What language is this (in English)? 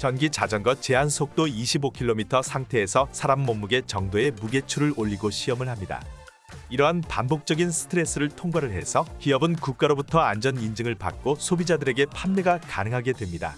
Korean